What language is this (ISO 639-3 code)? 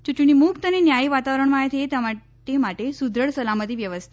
guj